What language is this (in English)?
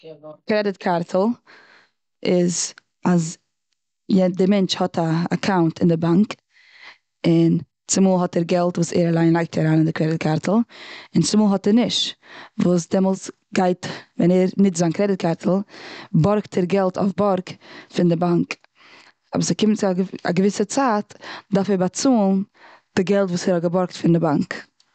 Yiddish